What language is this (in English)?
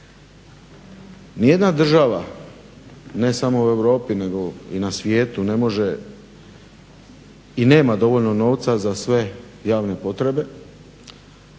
Croatian